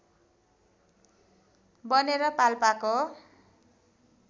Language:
Nepali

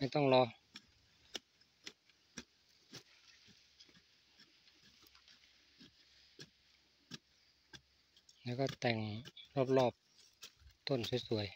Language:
Thai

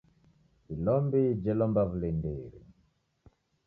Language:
Taita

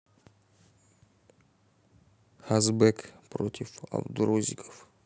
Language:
Russian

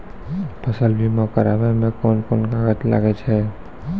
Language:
Maithili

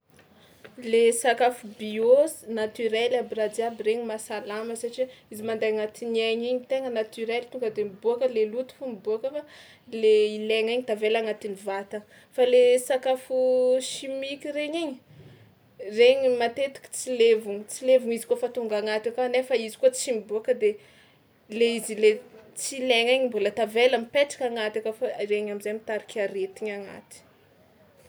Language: Tsimihety Malagasy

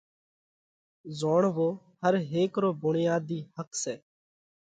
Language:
Parkari Koli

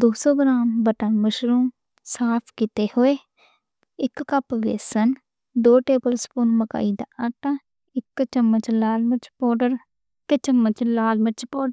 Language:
Western Panjabi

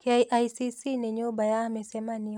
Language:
Kikuyu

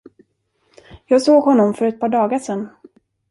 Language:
Swedish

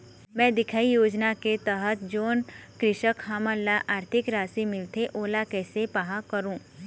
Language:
Chhattisgarhi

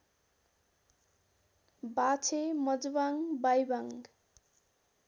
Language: Nepali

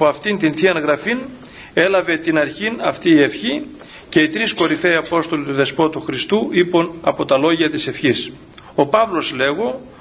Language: Greek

